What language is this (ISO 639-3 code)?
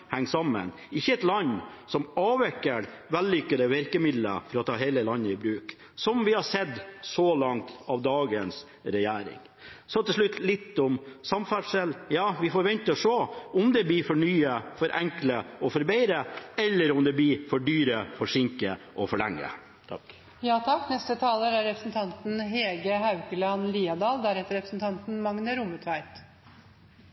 nob